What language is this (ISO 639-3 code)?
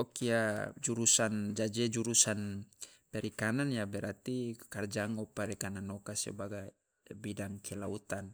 loa